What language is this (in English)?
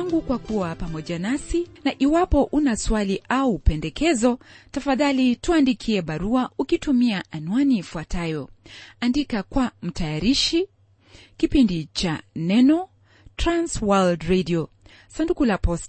Swahili